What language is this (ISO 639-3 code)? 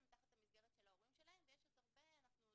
heb